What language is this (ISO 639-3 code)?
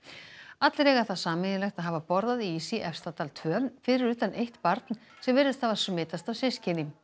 isl